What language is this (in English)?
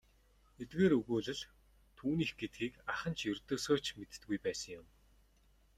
Mongolian